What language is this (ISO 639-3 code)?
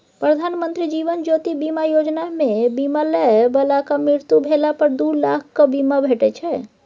mai